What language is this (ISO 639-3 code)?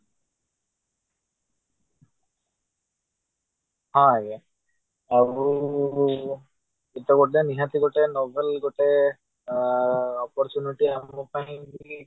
ori